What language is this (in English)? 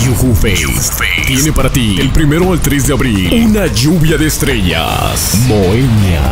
Spanish